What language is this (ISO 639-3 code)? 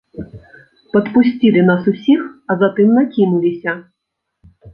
bel